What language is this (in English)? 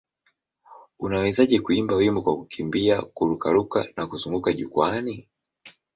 Swahili